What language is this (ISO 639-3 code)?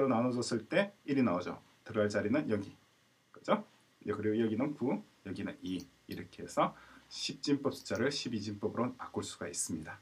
kor